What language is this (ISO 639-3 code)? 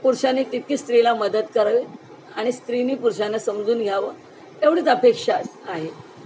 mar